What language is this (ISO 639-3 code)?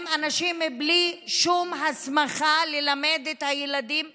heb